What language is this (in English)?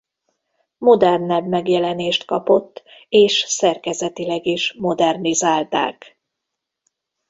Hungarian